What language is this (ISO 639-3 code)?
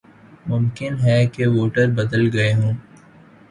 urd